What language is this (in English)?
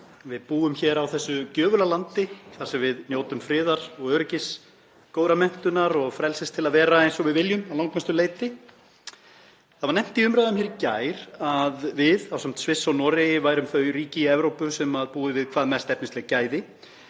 Icelandic